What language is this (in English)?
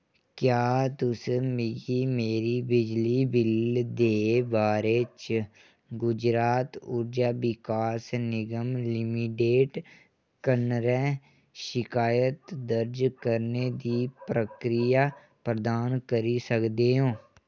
Dogri